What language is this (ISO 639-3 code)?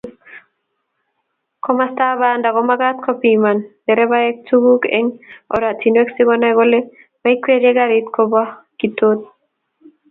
kln